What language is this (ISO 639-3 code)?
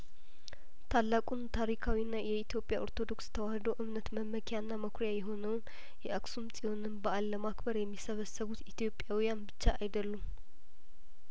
amh